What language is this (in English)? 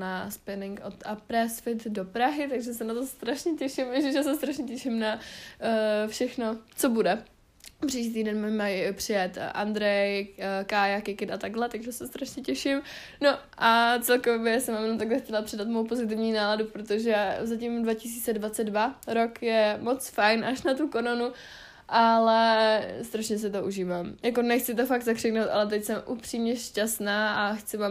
Czech